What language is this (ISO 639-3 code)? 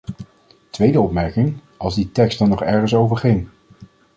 nld